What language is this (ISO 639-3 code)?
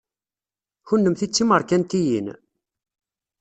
kab